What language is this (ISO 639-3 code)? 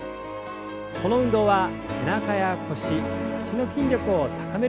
jpn